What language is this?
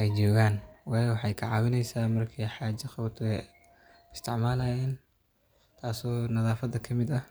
Somali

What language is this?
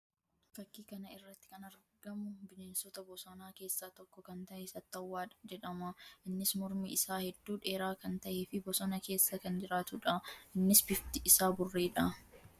Oromo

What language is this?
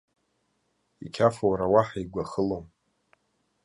Abkhazian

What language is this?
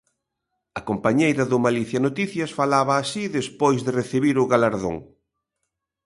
Galician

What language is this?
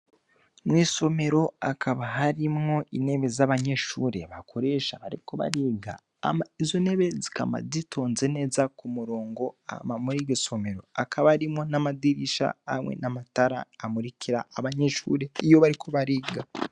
Rundi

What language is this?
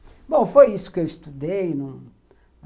Portuguese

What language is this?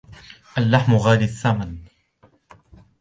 Arabic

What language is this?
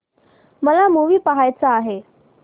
Marathi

